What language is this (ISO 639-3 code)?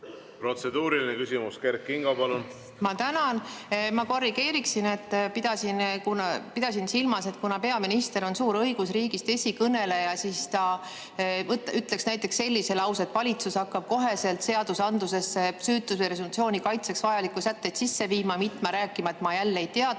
est